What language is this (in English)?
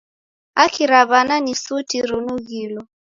Taita